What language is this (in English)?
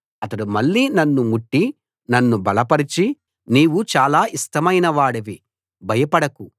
Telugu